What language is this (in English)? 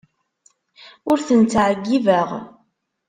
Kabyle